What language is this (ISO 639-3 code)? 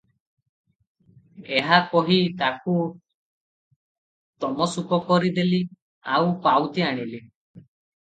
ori